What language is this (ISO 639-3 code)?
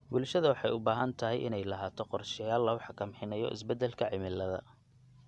som